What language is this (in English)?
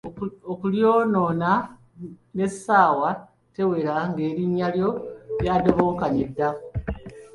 Ganda